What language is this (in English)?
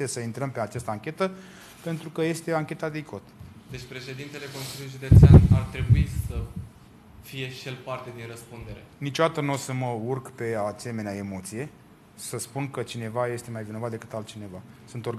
Romanian